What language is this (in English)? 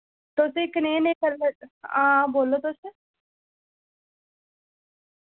Dogri